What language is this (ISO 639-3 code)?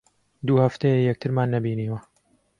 ckb